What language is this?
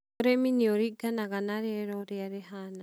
Kikuyu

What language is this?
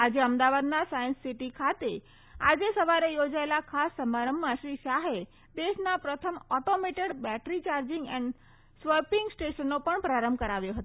Gujarati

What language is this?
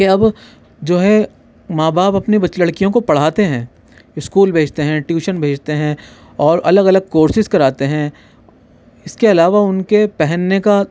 Urdu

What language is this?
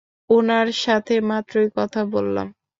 Bangla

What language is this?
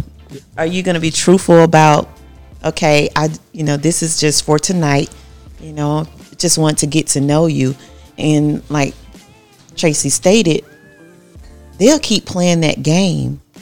English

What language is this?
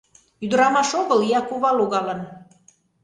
Mari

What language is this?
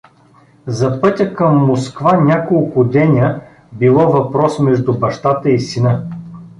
Bulgarian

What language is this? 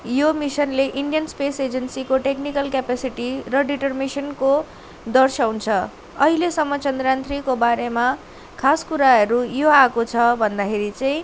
Nepali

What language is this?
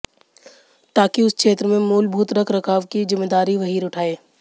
Hindi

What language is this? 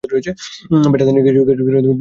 Bangla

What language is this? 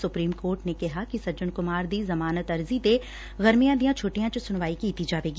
Punjabi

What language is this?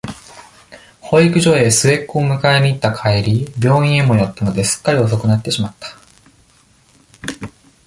Japanese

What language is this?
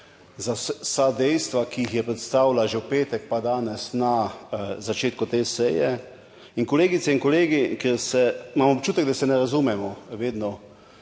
Slovenian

